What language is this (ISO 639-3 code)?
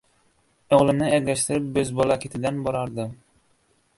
uzb